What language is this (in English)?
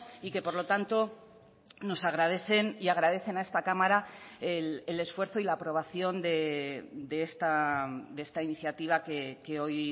Spanish